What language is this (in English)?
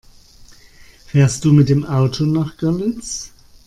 German